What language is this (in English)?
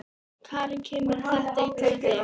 Icelandic